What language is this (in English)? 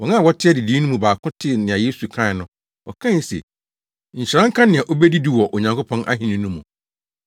Akan